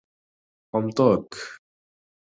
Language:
Uzbek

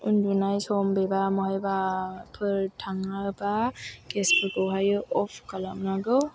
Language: Bodo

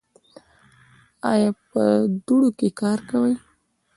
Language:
Pashto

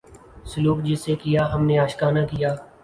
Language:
Urdu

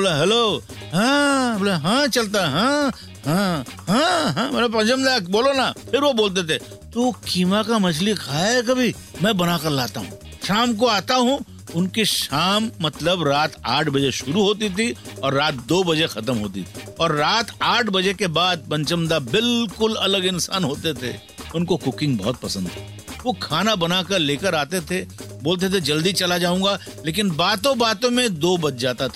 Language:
Hindi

